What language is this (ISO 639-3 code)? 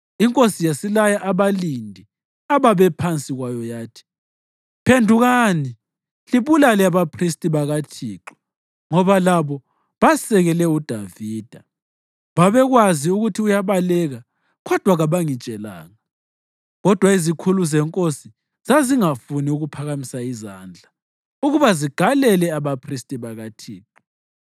nde